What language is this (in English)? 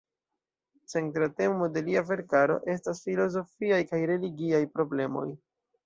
Esperanto